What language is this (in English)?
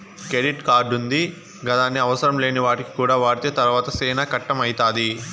Telugu